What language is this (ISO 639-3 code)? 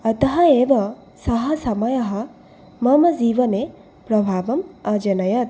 san